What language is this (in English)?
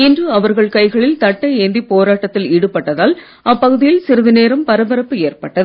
Tamil